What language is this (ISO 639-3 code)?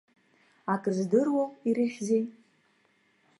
abk